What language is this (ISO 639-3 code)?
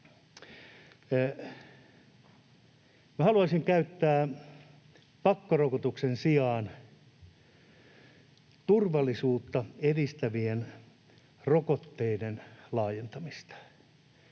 fin